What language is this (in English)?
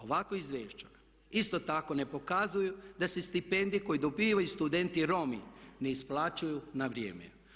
Croatian